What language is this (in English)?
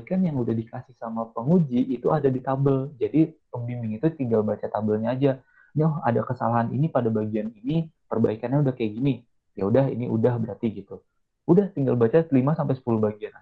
Indonesian